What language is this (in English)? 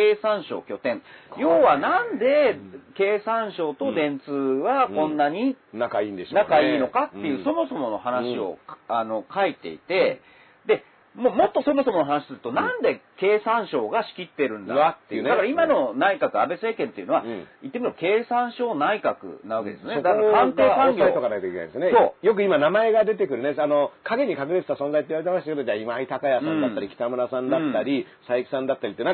Japanese